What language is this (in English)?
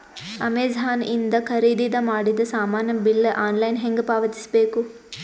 Kannada